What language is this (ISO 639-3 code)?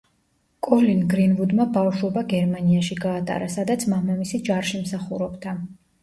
kat